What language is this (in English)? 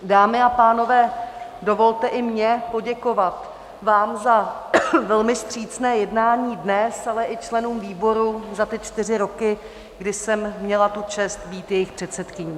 Czech